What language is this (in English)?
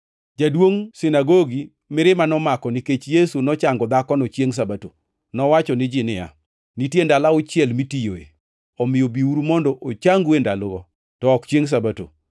Luo (Kenya and Tanzania)